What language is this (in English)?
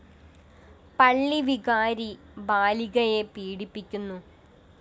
Malayalam